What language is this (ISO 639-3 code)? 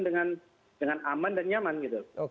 ind